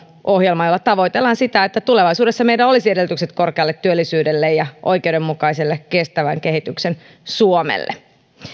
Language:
Finnish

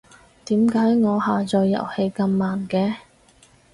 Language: Cantonese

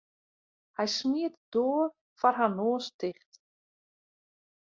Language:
Western Frisian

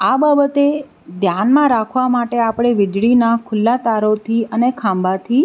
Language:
Gujarati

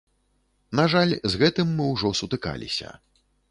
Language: Belarusian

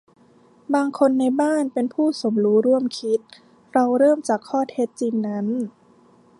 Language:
Thai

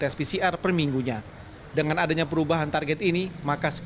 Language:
Indonesian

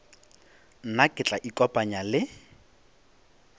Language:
Northern Sotho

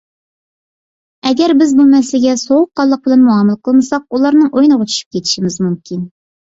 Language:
Uyghur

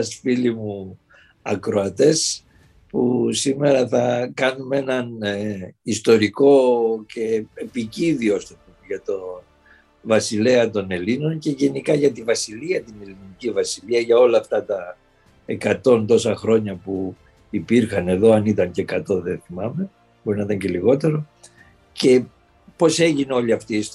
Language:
Greek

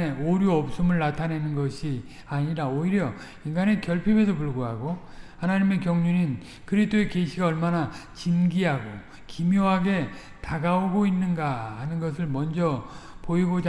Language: Korean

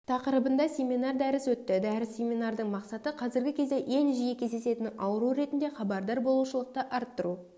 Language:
Kazakh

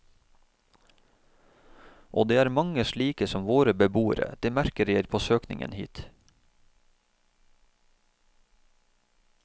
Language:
Norwegian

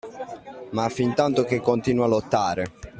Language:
Italian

